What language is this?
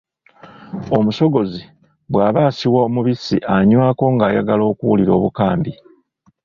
Ganda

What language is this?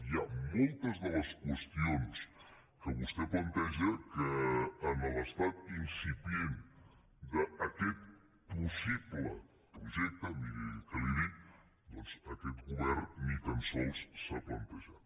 Catalan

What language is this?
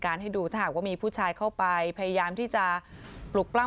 Thai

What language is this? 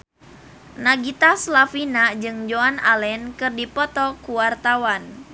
Sundanese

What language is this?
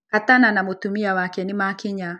Kikuyu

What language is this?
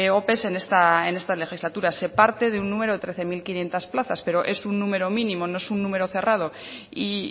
Spanish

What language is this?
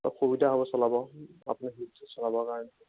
Assamese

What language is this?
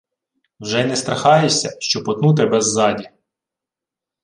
Ukrainian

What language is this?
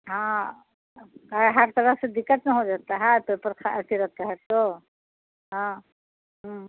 Urdu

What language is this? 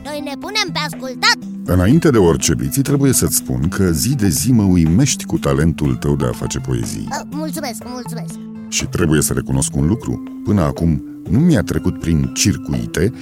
Romanian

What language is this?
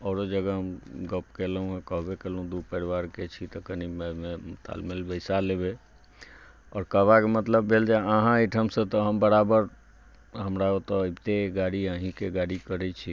Maithili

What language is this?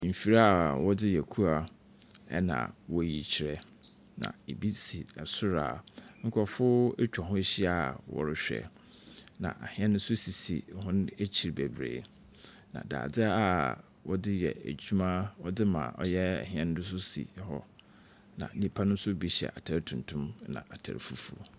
Akan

